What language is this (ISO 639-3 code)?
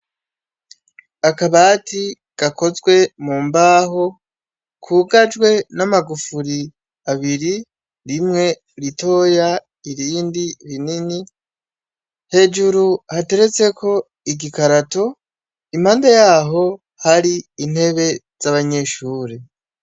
run